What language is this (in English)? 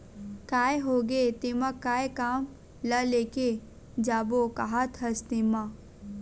Chhattisgarhi